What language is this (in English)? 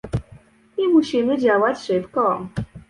Polish